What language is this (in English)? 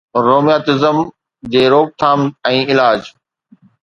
Sindhi